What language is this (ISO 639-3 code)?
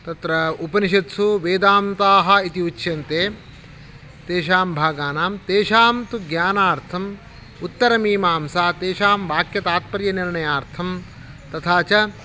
san